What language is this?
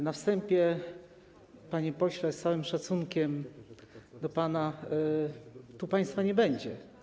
Polish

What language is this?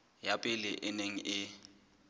Southern Sotho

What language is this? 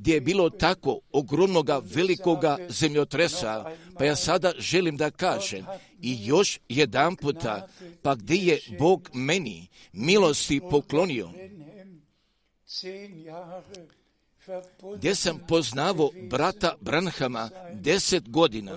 Croatian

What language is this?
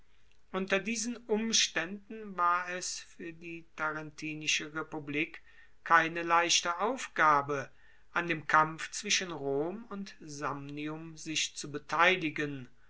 German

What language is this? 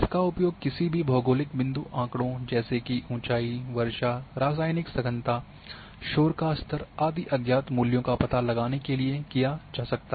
Hindi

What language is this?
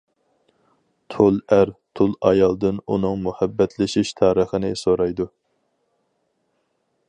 Uyghur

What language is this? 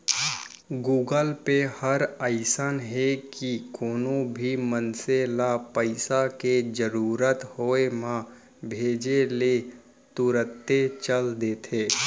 Chhattisgarhi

